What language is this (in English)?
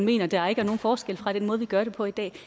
Danish